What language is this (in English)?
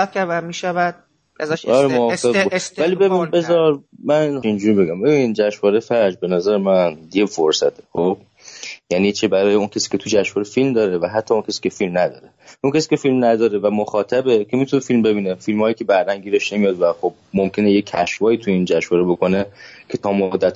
Persian